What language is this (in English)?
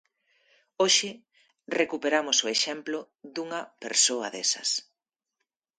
Galician